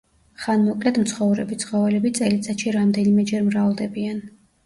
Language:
Georgian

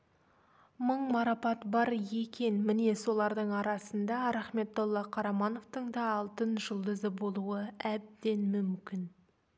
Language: Kazakh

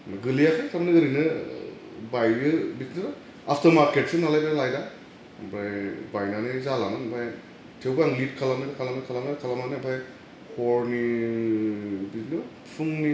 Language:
Bodo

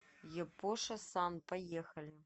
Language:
Russian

